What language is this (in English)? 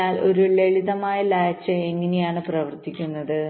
Malayalam